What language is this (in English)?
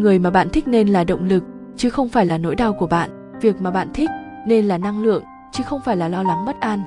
Vietnamese